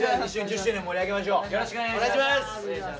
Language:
Japanese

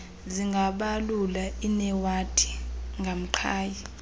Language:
Xhosa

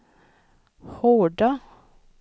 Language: Swedish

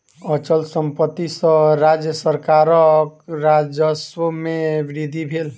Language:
Maithili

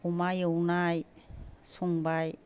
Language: Bodo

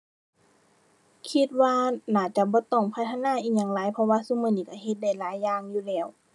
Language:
Thai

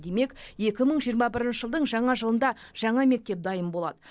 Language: Kazakh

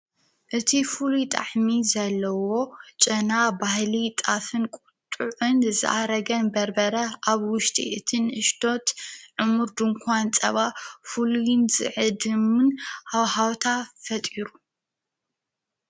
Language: Tigrinya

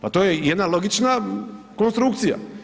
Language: Croatian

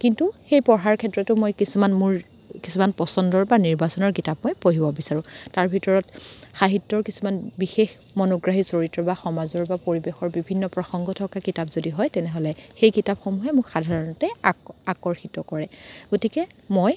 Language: Assamese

